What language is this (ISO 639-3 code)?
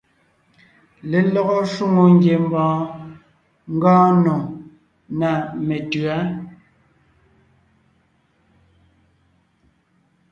nnh